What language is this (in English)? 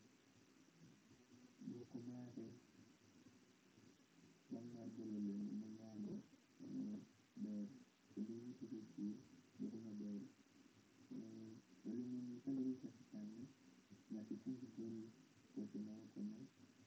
Luo (Kenya and Tanzania)